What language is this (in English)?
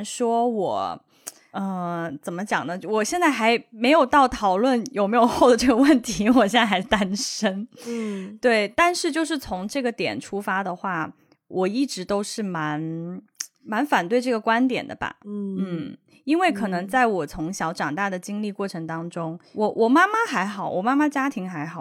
Chinese